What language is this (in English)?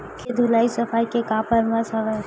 Chhattisgarhi